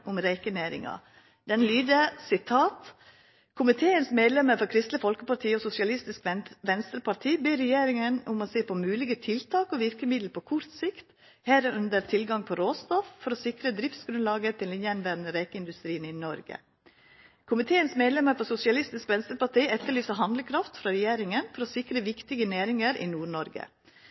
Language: Norwegian Nynorsk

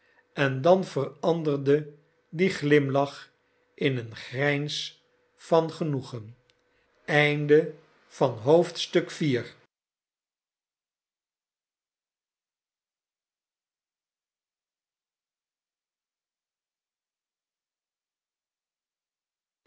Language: Dutch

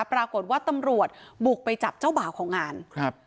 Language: Thai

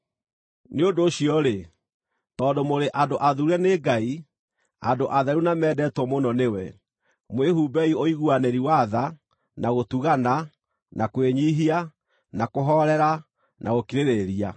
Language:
Kikuyu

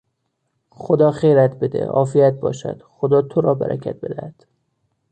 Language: Persian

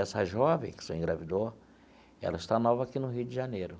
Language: Portuguese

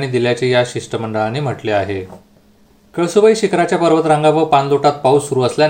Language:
Marathi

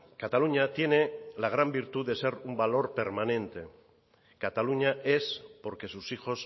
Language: Spanish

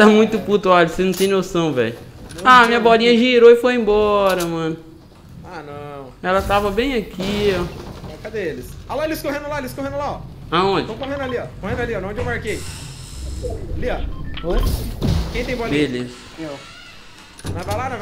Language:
Portuguese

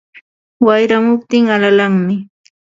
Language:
Ambo-Pasco Quechua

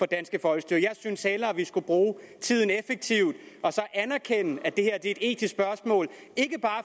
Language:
Danish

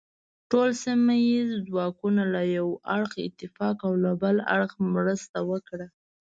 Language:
Pashto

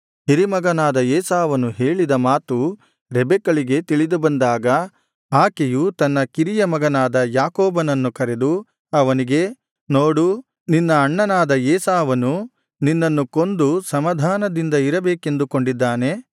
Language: Kannada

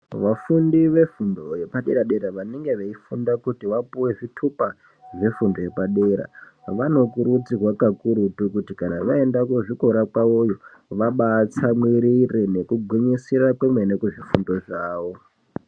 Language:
Ndau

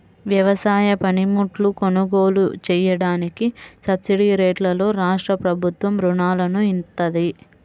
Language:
Telugu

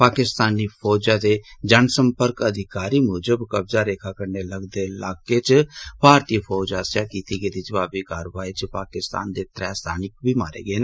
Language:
Dogri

